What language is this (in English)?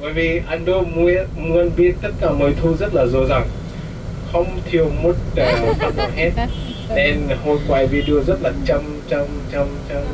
Vietnamese